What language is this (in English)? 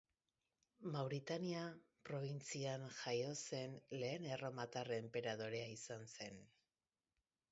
Basque